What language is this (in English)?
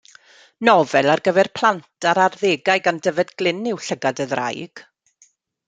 Welsh